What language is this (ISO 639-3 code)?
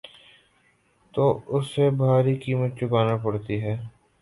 urd